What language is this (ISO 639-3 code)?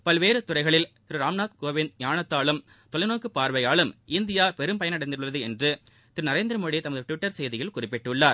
tam